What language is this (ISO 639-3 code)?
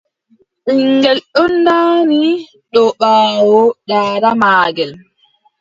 fub